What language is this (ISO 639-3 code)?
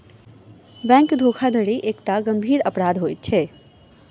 mai